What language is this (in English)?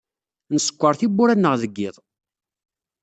Kabyle